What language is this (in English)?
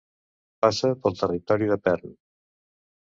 Catalan